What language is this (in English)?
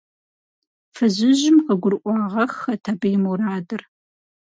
Kabardian